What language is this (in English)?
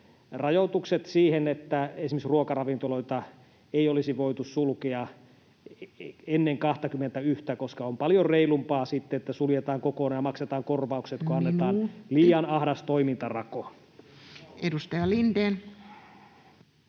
Finnish